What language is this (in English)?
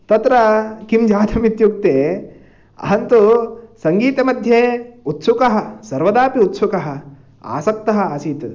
Sanskrit